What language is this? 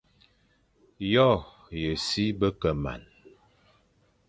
Fang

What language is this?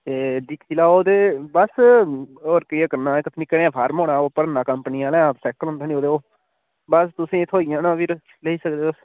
Dogri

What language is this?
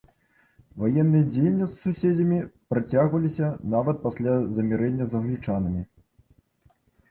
Belarusian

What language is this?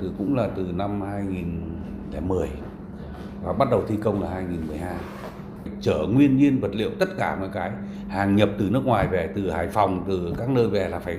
Vietnamese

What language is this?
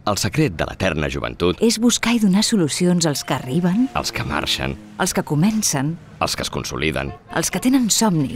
Spanish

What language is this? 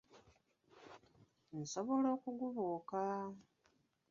Ganda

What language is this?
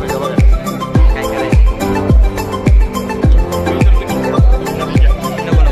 Arabic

